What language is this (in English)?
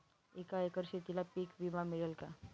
Marathi